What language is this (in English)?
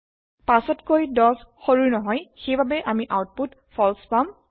Assamese